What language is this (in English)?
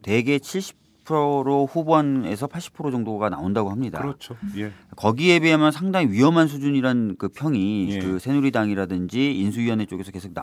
Korean